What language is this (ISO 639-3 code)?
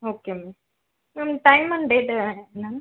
tam